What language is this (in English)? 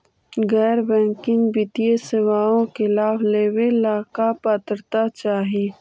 Magahi